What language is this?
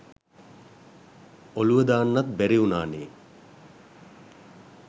Sinhala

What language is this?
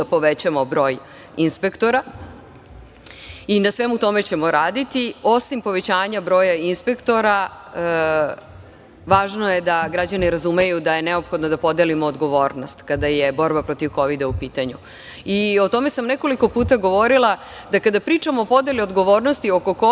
Serbian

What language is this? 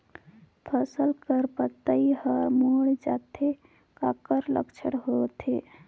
Chhattisgarhi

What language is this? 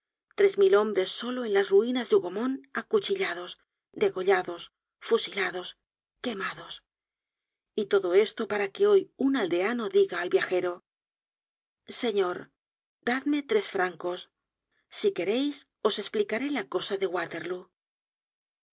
Spanish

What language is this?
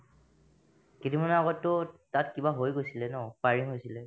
Assamese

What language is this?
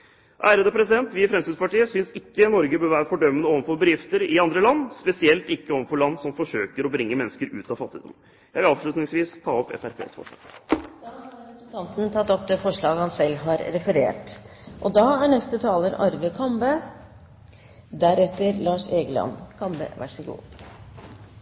Norwegian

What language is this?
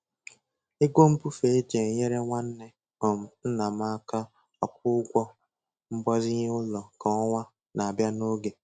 Igbo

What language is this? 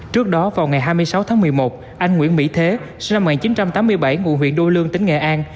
Vietnamese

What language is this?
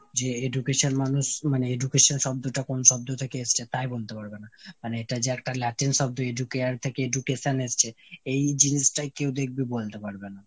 Bangla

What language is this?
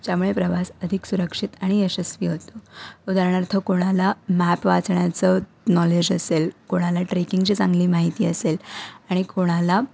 Marathi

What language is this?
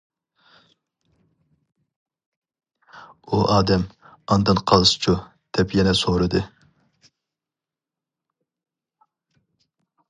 Uyghur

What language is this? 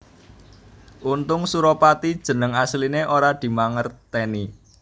Javanese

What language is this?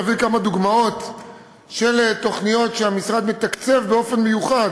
Hebrew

